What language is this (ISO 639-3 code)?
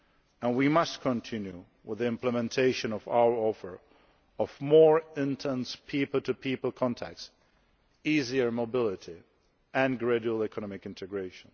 eng